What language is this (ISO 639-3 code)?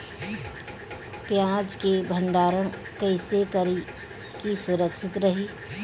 bho